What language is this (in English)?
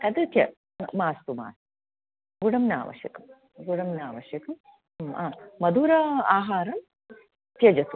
Sanskrit